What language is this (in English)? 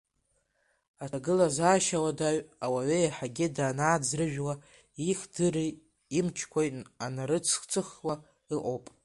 Abkhazian